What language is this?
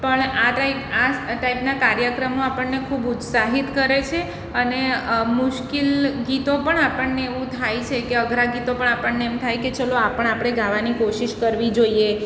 Gujarati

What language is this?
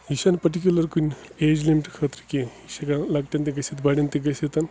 Kashmiri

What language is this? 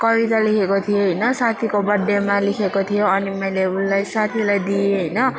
Nepali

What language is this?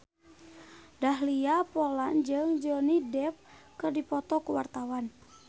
Sundanese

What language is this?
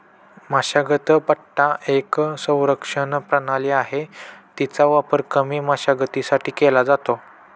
Marathi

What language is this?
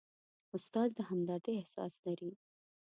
Pashto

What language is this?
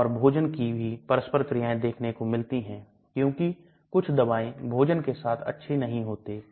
Hindi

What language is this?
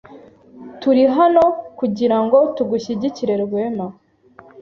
Kinyarwanda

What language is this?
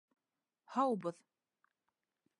Bashkir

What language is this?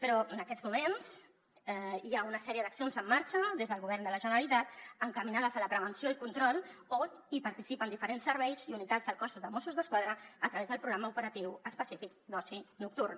Catalan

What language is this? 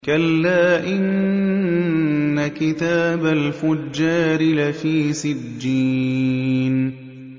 Arabic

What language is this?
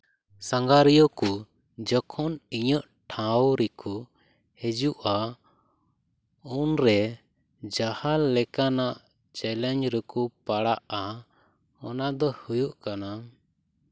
Santali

